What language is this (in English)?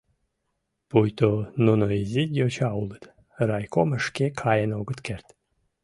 Mari